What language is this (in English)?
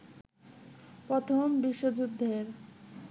Bangla